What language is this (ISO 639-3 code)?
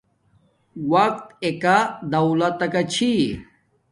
dmk